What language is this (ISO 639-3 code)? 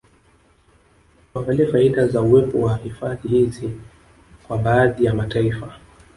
swa